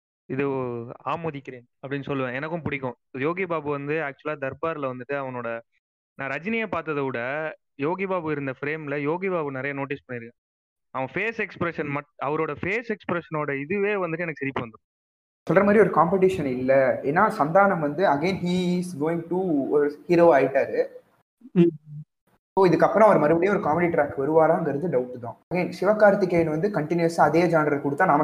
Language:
Tamil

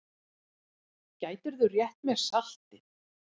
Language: Icelandic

